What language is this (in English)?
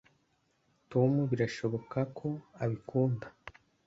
Kinyarwanda